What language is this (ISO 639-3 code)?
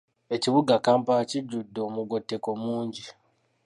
lug